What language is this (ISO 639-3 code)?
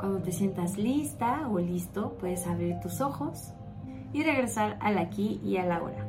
spa